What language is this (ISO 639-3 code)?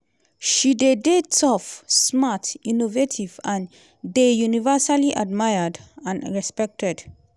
pcm